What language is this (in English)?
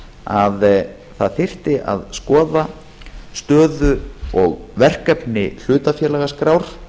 Icelandic